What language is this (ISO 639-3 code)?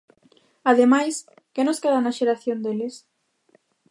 glg